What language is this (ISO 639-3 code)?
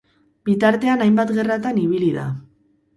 eus